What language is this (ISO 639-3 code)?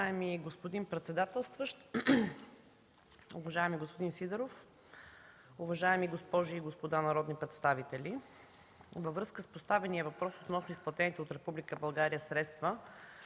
bul